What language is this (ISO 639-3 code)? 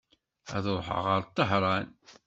kab